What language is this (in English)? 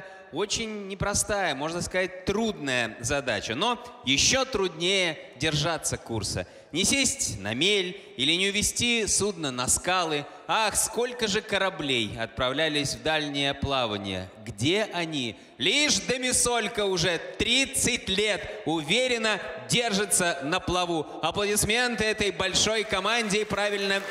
Russian